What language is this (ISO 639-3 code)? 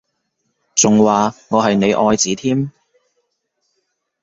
yue